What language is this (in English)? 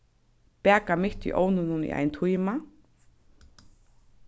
Faroese